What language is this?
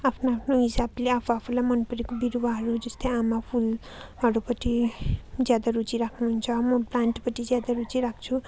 Nepali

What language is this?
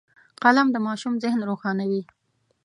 Pashto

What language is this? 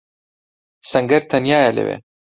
Central Kurdish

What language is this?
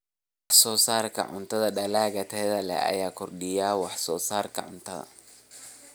Somali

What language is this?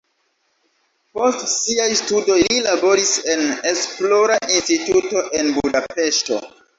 Esperanto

